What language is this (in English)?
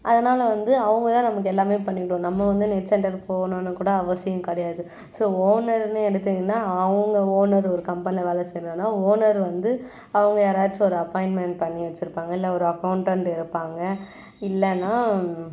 Tamil